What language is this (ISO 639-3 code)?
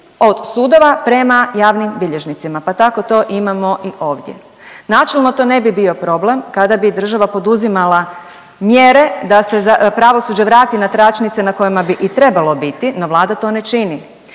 hrv